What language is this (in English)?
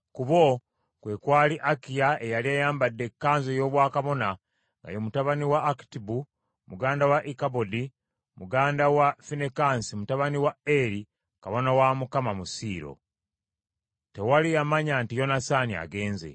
Ganda